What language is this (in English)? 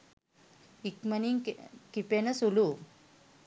Sinhala